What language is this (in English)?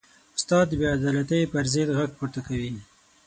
Pashto